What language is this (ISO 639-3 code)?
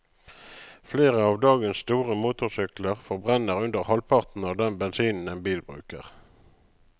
nor